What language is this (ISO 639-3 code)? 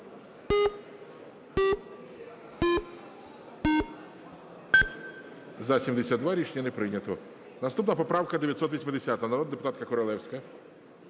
ukr